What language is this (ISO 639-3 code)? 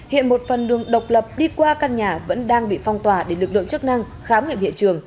vie